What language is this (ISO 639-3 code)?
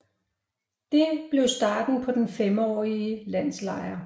dan